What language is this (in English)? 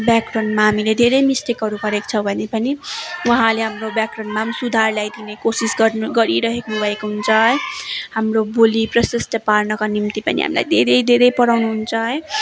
Nepali